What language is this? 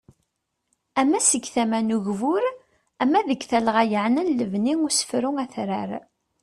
Kabyle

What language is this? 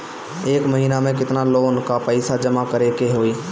Bhojpuri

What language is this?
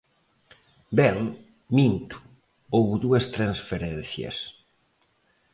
Galician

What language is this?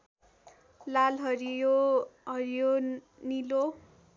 Nepali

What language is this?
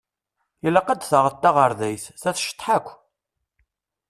Kabyle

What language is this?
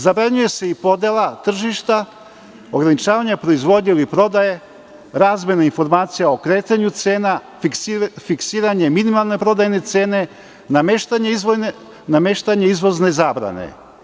Serbian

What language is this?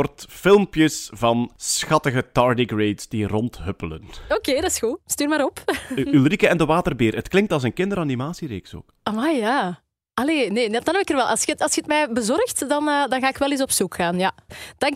Dutch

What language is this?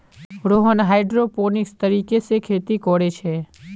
Magahi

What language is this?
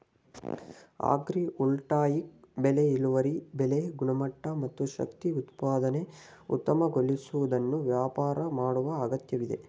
Kannada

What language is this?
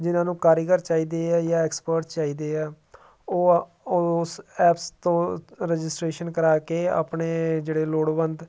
Punjabi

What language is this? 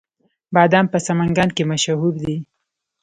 Pashto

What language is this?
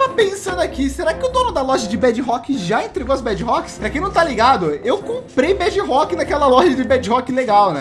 Portuguese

